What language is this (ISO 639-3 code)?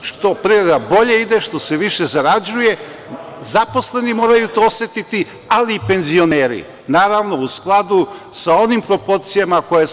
srp